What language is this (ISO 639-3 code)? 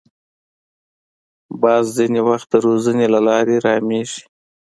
pus